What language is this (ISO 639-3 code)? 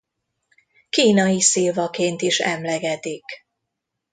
hun